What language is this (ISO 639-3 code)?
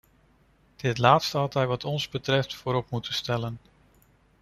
nld